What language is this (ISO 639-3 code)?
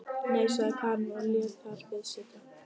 isl